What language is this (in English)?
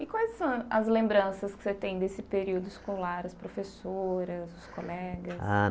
Portuguese